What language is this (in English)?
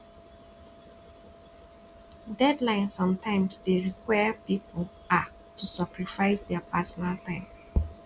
Nigerian Pidgin